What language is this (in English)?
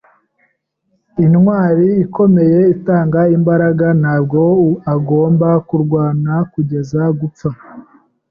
Kinyarwanda